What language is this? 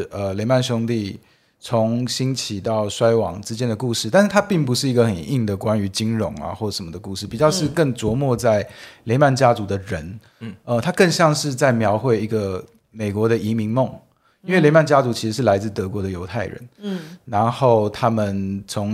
Chinese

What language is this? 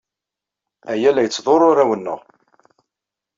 Kabyle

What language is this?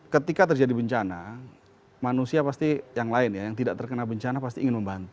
Indonesian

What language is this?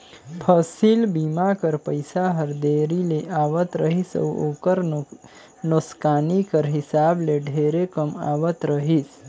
Chhattisgarhi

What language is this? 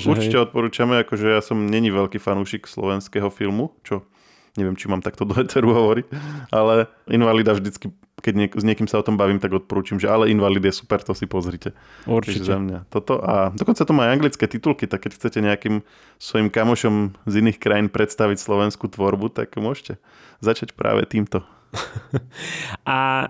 Slovak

